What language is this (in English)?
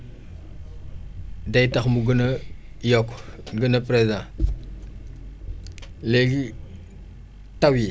Wolof